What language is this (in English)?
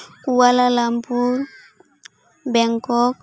Santali